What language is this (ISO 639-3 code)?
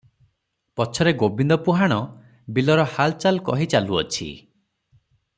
ori